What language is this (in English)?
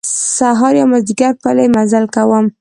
Pashto